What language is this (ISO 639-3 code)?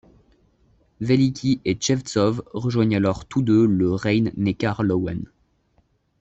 fra